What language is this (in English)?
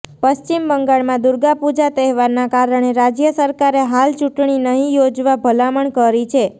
Gujarati